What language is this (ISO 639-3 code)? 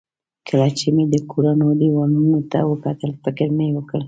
pus